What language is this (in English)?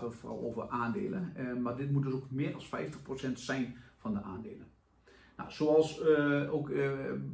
Dutch